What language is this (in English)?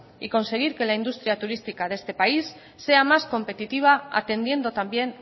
Spanish